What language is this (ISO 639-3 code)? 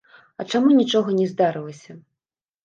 bel